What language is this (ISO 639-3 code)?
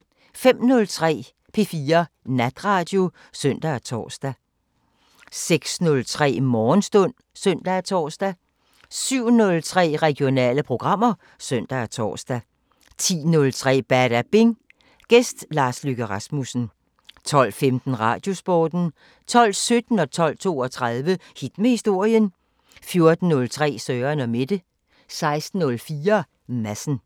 dan